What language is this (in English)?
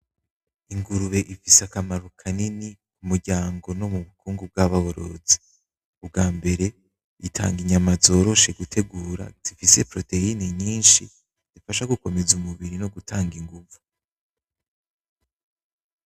Rundi